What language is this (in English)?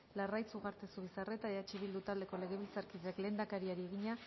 Basque